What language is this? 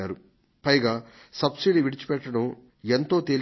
Telugu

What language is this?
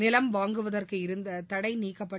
Tamil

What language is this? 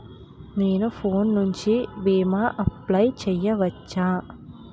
Telugu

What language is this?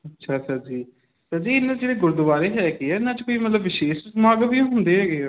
Punjabi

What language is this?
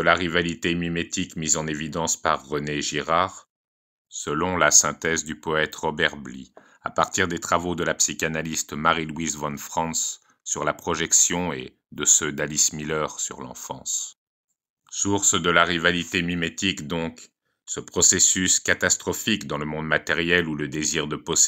French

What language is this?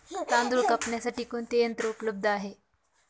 Marathi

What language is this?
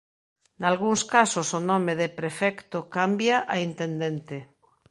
Galician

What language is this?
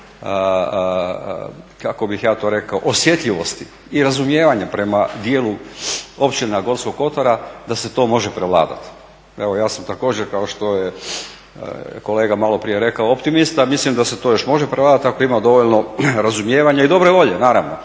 Croatian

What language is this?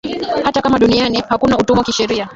Swahili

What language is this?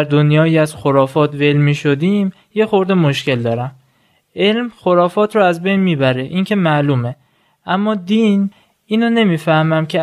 Persian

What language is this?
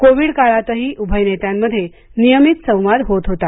Marathi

